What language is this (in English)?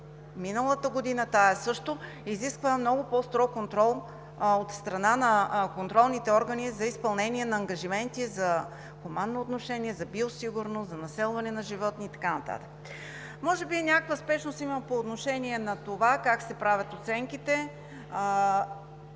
Bulgarian